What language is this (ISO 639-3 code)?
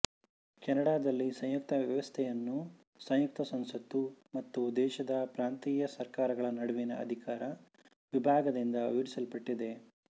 kan